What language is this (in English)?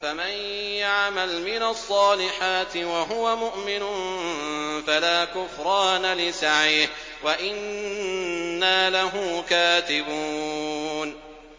Arabic